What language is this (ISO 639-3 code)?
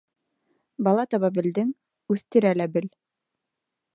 bak